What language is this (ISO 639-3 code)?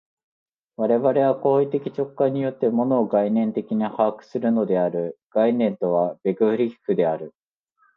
jpn